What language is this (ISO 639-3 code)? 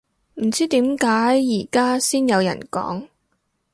yue